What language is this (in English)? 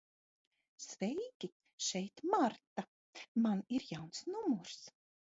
Latvian